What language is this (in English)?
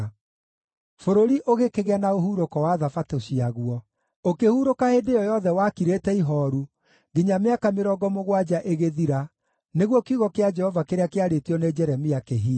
Kikuyu